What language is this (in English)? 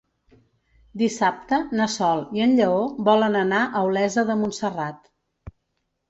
Catalan